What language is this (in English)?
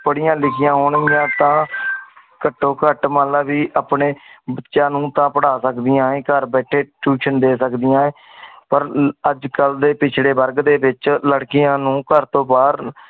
Punjabi